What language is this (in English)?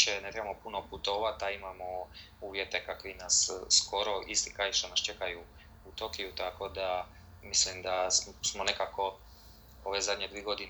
Croatian